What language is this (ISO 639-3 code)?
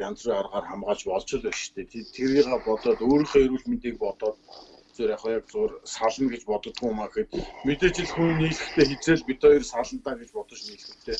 tur